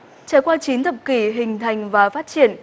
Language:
Vietnamese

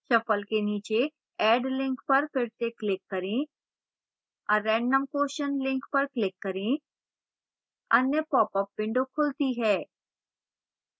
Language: Hindi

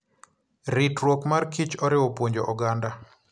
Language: Luo (Kenya and Tanzania)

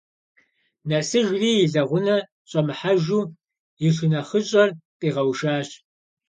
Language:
Kabardian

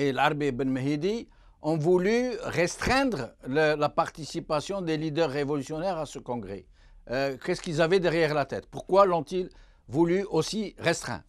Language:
French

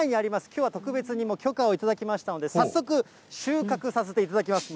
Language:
Japanese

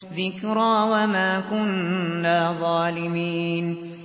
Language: Arabic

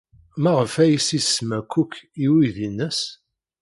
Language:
Kabyle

